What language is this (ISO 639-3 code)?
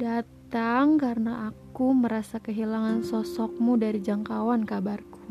ind